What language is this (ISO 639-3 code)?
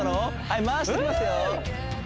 jpn